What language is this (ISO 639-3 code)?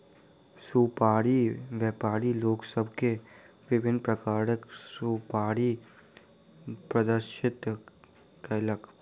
mai